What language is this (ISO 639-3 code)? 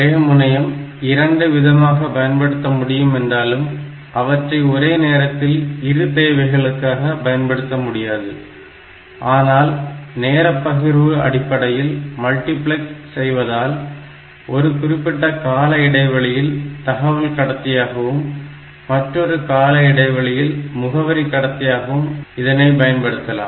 tam